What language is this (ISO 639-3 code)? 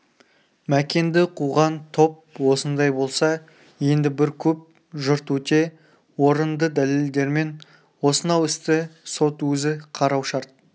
kaz